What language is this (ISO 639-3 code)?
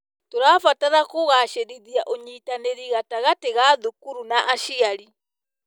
kik